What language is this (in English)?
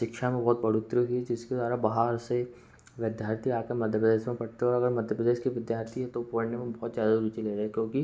Hindi